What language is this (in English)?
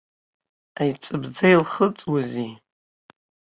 Abkhazian